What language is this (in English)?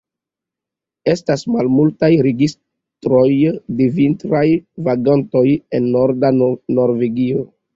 Esperanto